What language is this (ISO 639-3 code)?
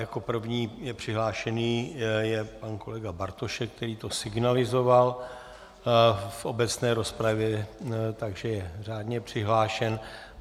ces